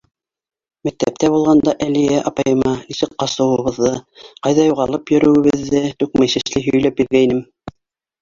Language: Bashkir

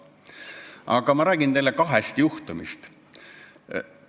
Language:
Estonian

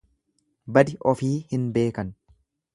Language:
Oromo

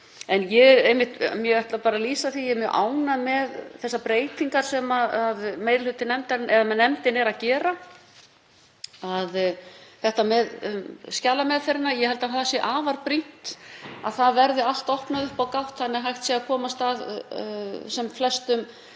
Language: Icelandic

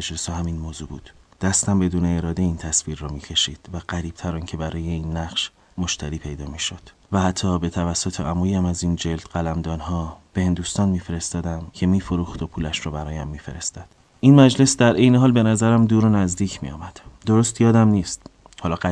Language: Persian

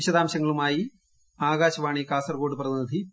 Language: Malayalam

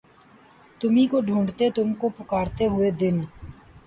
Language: Urdu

